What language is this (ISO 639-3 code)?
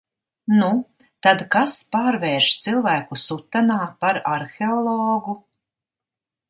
lav